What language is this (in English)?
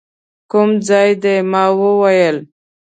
Pashto